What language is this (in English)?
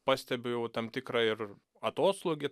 Lithuanian